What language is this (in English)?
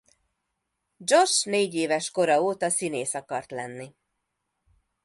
Hungarian